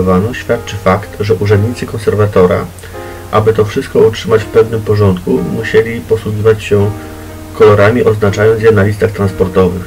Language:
Polish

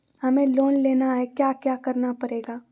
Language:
Magahi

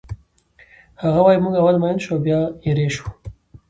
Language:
Pashto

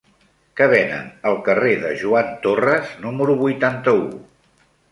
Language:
Catalan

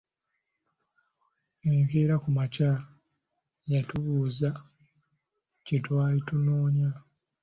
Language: Ganda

